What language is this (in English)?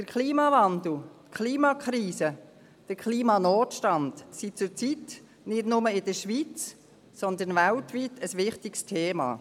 Swiss German